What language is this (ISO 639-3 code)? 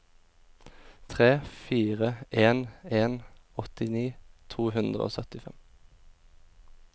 nor